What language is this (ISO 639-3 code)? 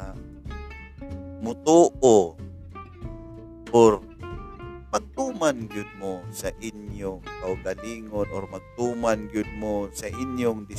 fil